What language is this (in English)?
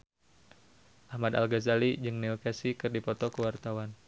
Sundanese